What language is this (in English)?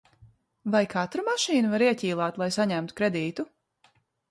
Latvian